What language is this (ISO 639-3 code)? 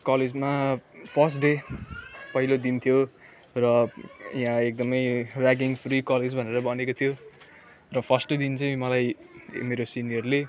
nep